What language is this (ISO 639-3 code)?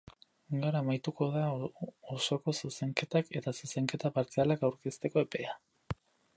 eus